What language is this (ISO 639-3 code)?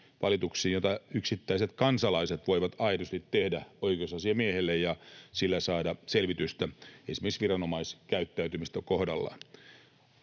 fin